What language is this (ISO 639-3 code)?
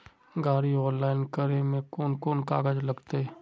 mag